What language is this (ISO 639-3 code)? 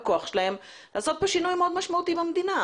heb